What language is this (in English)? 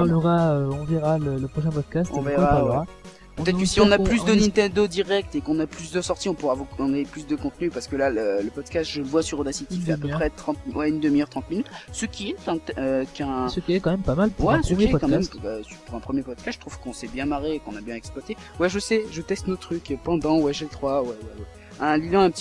French